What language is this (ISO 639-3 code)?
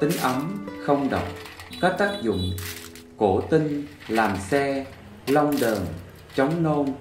vie